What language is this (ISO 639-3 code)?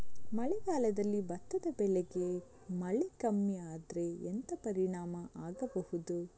kan